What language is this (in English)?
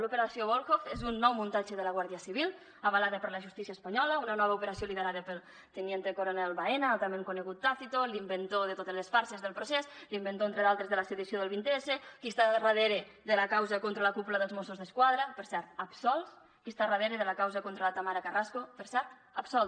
Catalan